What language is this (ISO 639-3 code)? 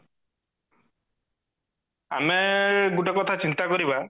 ori